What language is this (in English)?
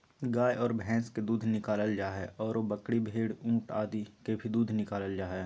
Magahi